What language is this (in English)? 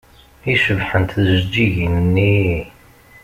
Kabyle